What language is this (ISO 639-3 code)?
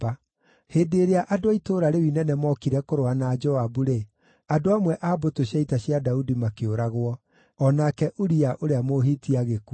kik